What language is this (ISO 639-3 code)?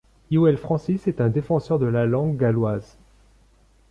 fra